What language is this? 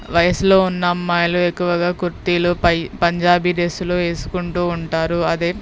Telugu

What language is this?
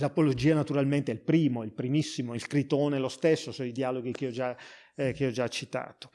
Italian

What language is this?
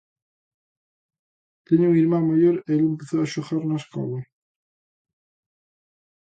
Galician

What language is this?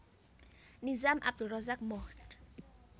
Javanese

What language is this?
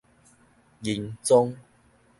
Min Nan Chinese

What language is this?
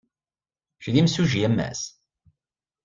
Kabyle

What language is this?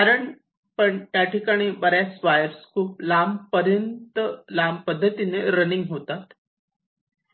Marathi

